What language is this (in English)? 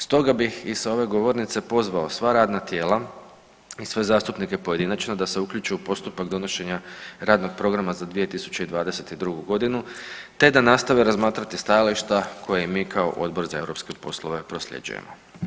Croatian